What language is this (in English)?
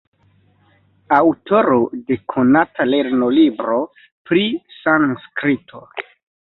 Esperanto